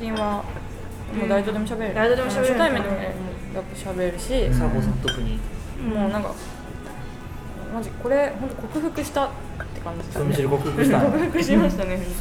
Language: Japanese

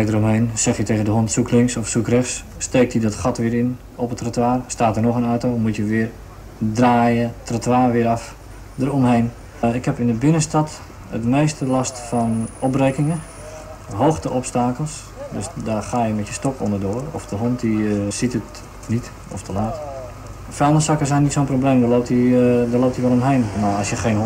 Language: Dutch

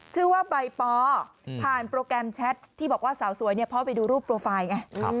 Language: Thai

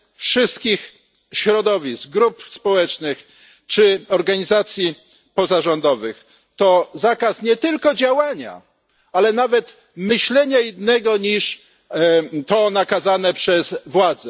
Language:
Polish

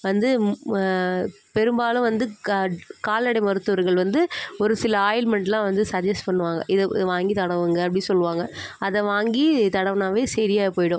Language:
Tamil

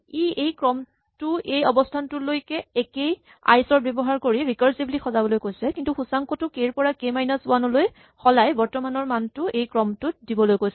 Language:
Assamese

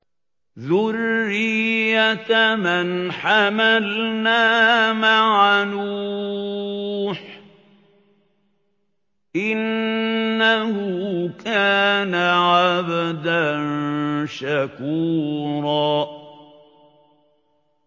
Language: Arabic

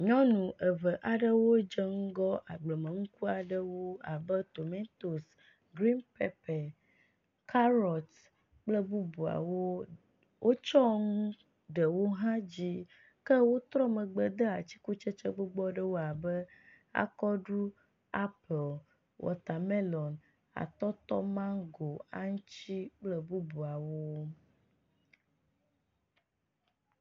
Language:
Ewe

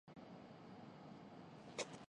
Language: Urdu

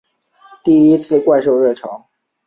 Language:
Chinese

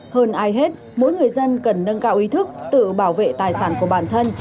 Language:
Vietnamese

